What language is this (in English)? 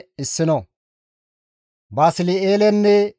Gamo